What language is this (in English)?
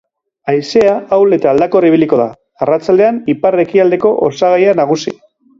Basque